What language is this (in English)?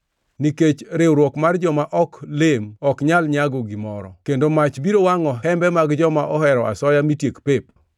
Luo (Kenya and Tanzania)